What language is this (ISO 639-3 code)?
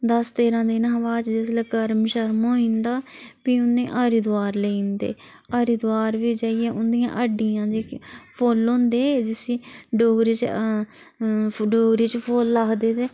doi